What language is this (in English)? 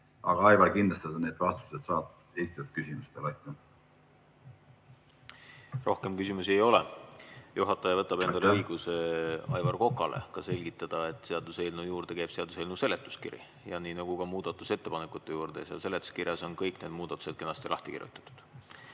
Estonian